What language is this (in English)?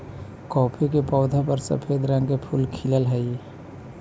Magahi